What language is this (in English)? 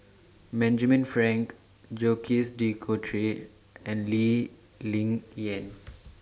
English